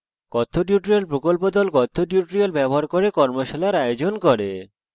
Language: Bangla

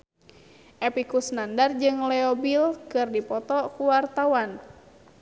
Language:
Sundanese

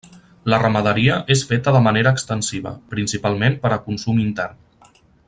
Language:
Catalan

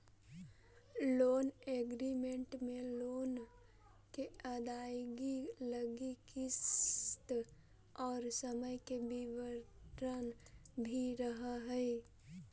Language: Magahi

